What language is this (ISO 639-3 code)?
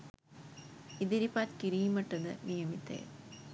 sin